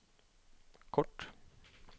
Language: Norwegian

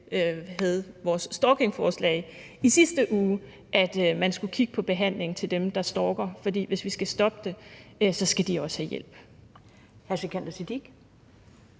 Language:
Danish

